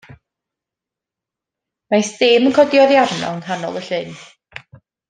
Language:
Welsh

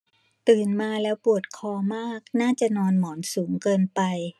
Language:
Thai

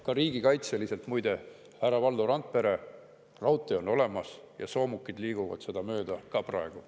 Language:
Estonian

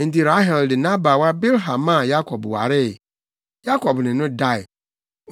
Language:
Akan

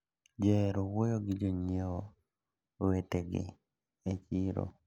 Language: Luo (Kenya and Tanzania)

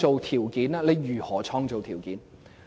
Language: Cantonese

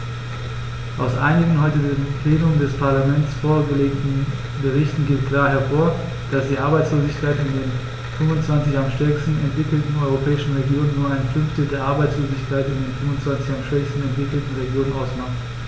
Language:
German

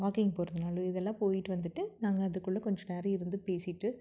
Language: Tamil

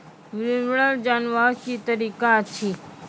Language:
Maithili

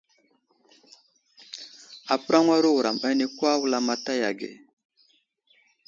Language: Wuzlam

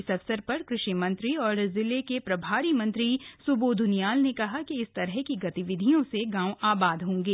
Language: Hindi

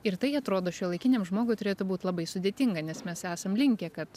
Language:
Lithuanian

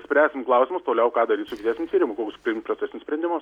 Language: Lithuanian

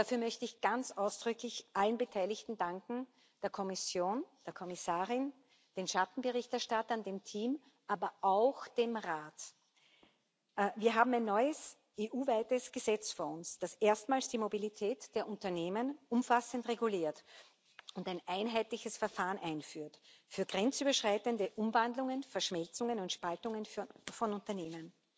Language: German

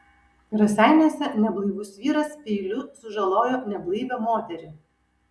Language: Lithuanian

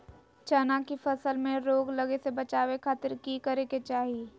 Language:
Magahi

